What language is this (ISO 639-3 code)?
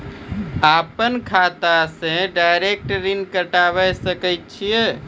mai